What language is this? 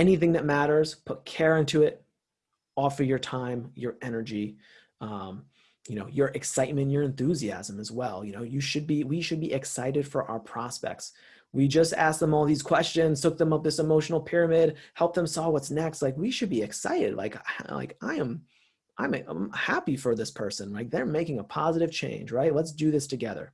English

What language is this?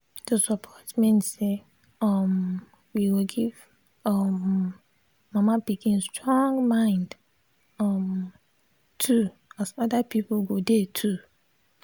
Nigerian Pidgin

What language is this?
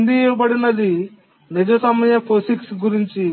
Telugu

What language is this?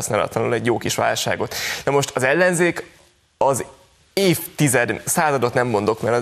Hungarian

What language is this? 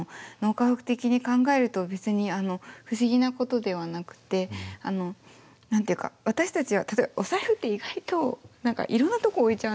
Japanese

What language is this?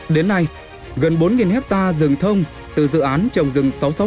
Vietnamese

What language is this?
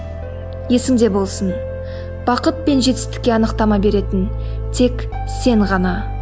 Kazakh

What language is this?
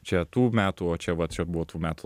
Lithuanian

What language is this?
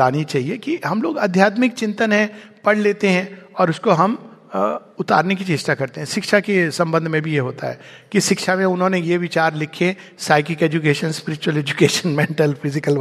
Hindi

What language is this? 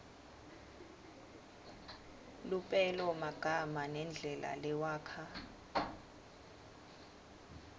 Swati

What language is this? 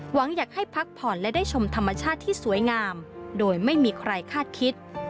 Thai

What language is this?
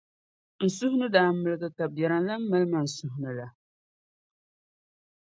Dagbani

